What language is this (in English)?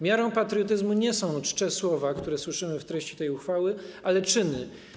Polish